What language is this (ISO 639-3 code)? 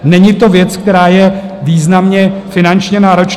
ces